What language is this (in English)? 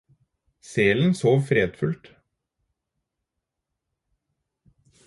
Norwegian Bokmål